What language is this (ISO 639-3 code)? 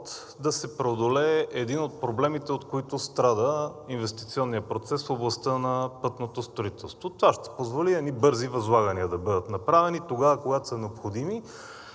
bul